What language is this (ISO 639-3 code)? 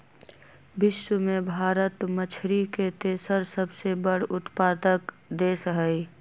mag